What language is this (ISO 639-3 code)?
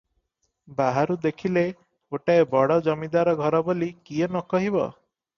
ori